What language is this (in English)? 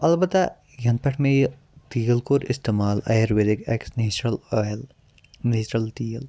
Kashmiri